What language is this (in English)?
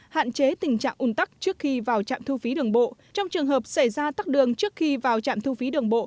Vietnamese